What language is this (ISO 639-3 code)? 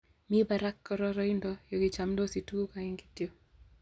kln